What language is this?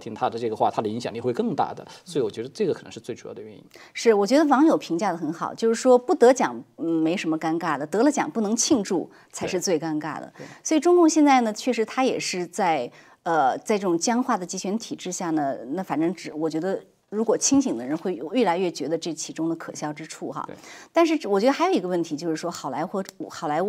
Chinese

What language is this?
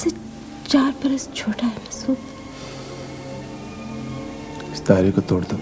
Urdu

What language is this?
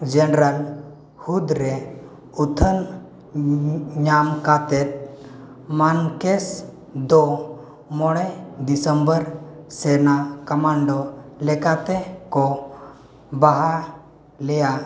Santali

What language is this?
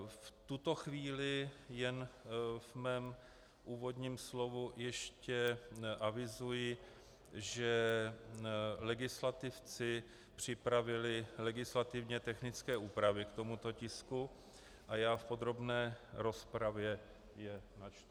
Czech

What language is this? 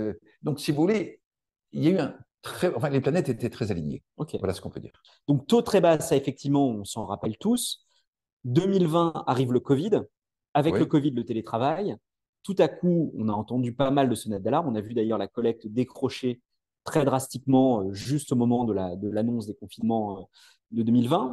French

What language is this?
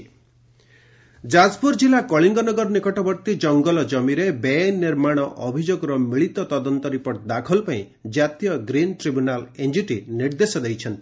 Odia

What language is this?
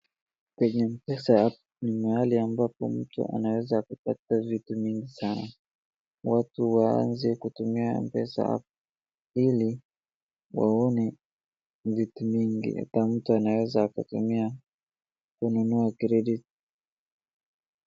Swahili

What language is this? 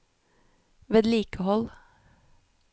Norwegian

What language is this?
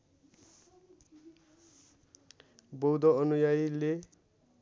Nepali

